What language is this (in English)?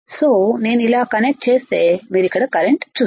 Telugu